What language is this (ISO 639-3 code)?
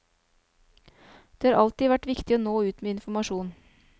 nor